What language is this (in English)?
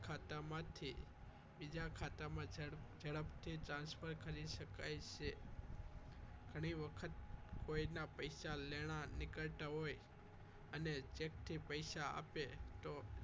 Gujarati